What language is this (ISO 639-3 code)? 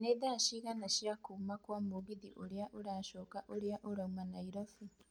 kik